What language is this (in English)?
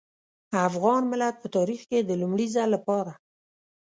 Pashto